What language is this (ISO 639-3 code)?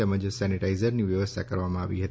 guj